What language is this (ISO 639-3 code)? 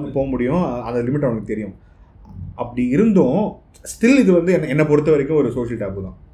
tam